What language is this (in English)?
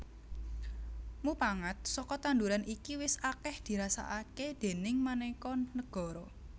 Javanese